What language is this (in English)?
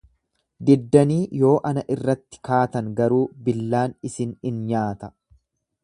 Oromo